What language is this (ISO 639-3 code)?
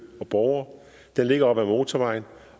dan